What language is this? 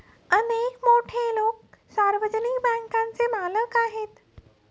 Marathi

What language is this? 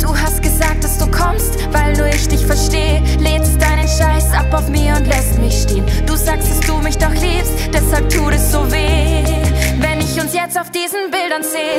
German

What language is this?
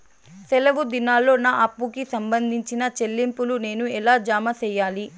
Telugu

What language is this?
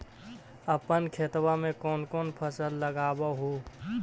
Magahi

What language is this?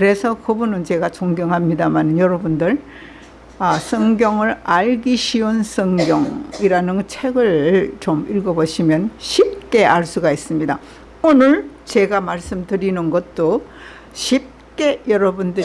Korean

